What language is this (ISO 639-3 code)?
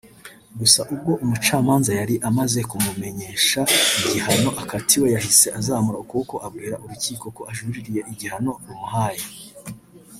kin